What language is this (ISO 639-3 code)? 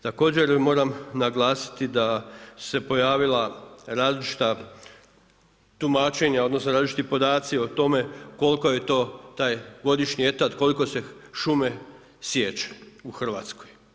hrv